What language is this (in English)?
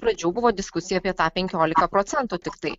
Lithuanian